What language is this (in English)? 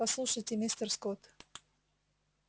Russian